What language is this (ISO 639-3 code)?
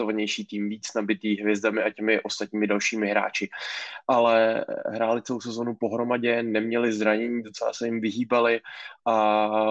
ces